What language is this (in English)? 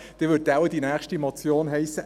Swiss German